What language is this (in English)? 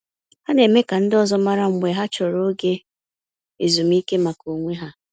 Igbo